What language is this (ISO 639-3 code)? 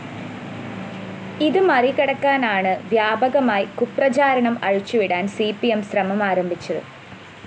mal